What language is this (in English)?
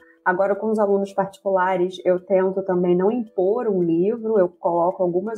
Portuguese